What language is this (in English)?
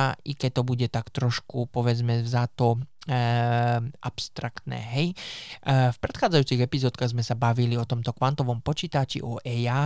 Slovak